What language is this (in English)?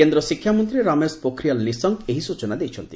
Odia